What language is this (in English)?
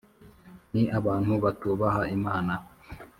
Kinyarwanda